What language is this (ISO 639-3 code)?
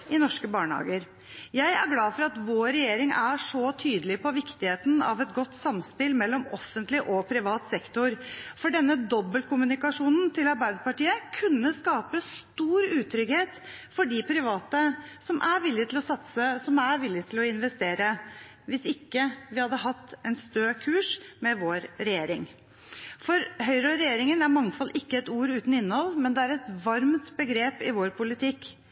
nob